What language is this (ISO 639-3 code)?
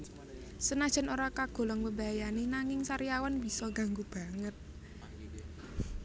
jav